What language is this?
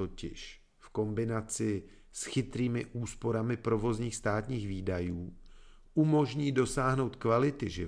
Czech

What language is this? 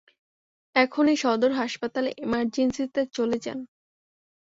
Bangla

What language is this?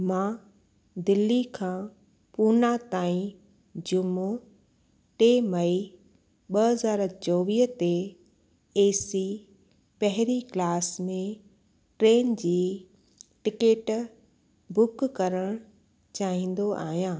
Sindhi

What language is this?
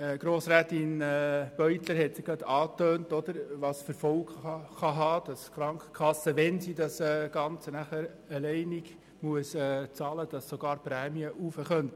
Swiss German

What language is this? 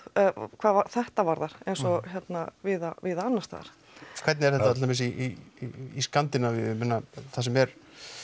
Icelandic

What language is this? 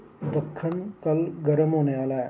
Dogri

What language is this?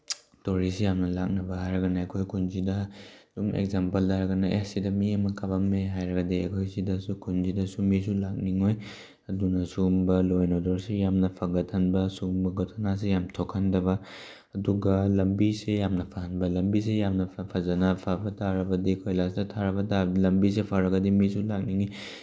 Manipuri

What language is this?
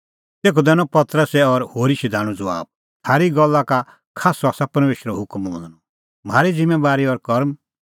Kullu Pahari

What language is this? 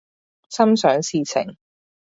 Cantonese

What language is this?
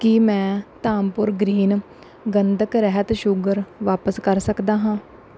Punjabi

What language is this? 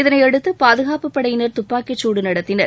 Tamil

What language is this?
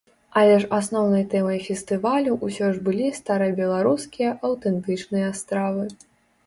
Belarusian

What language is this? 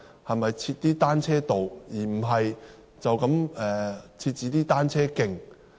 Cantonese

